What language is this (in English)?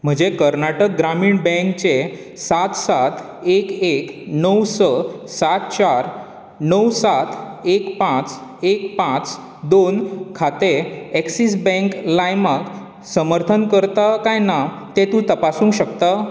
Konkani